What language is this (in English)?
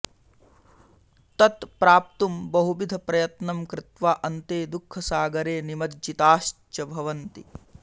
Sanskrit